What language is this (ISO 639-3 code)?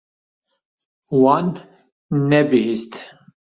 kur